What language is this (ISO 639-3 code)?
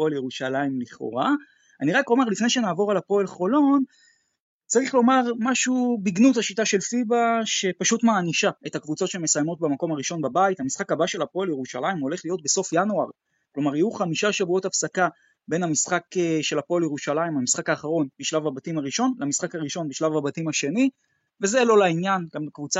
heb